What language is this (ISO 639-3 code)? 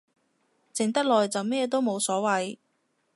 yue